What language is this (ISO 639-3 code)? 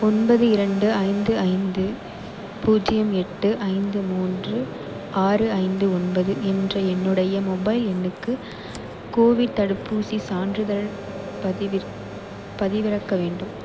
tam